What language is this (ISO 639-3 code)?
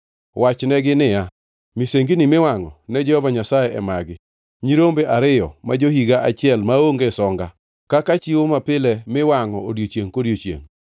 luo